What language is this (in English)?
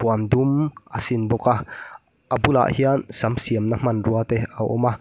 Mizo